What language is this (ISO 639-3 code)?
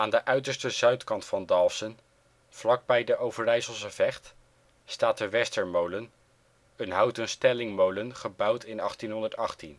nld